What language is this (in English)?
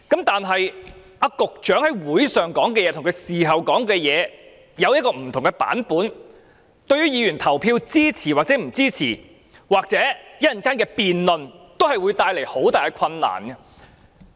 Cantonese